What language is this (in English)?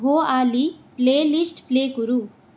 Sanskrit